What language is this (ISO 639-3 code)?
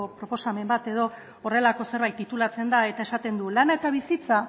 eus